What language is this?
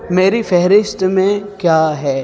Urdu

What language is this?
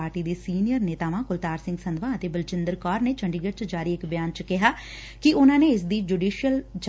Punjabi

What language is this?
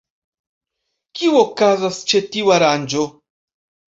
Esperanto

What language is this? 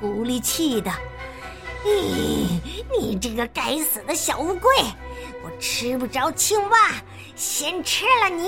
Chinese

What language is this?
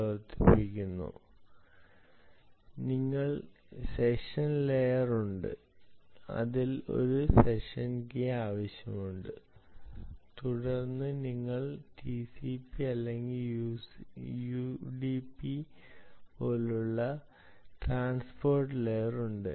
Malayalam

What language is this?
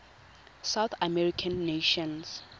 Tswana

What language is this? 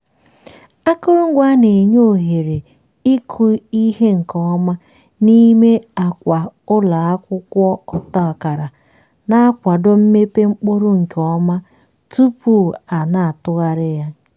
Igbo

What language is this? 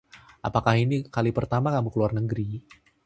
Indonesian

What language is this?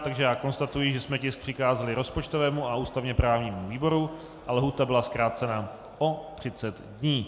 Czech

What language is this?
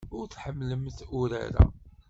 Kabyle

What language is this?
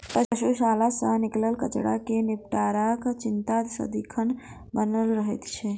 Maithili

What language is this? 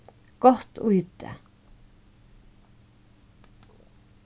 Faroese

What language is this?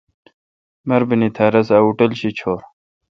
Kalkoti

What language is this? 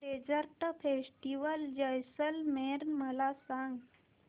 Marathi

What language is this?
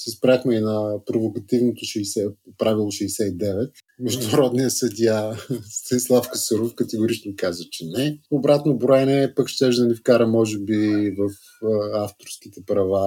Bulgarian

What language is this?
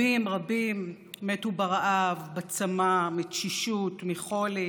Hebrew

